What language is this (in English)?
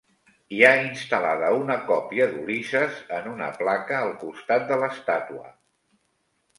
Catalan